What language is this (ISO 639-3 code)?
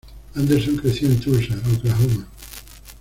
spa